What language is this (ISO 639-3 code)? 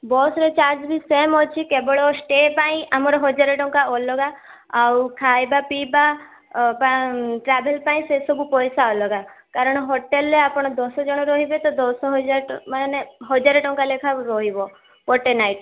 ori